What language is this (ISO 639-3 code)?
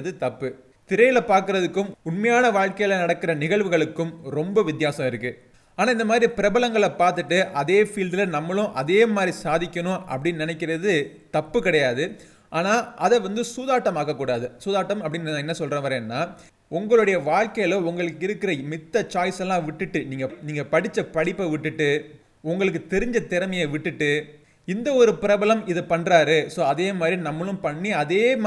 tam